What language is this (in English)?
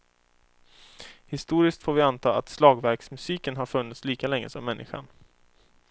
Swedish